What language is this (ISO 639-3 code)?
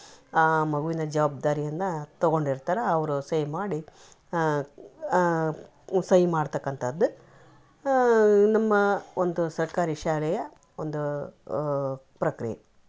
kan